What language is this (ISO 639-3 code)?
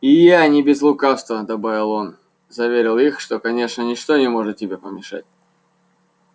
rus